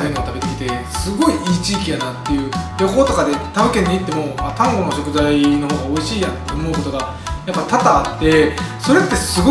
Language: Japanese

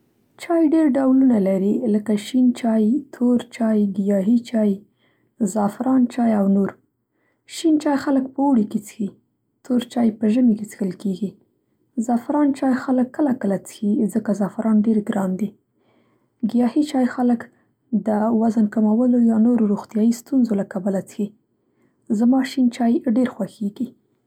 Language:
Central Pashto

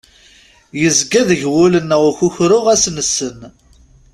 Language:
Kabyle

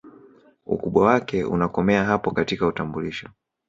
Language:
Swahili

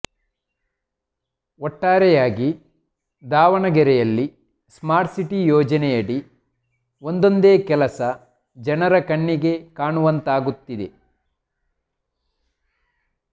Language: Kannada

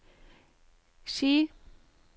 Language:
Norwegian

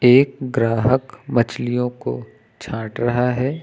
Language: Hindi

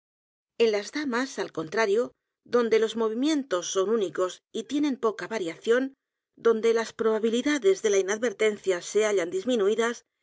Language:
Spanish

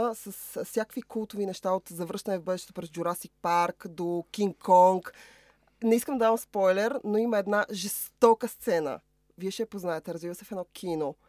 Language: Bulgarian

